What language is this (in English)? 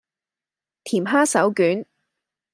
Cantonese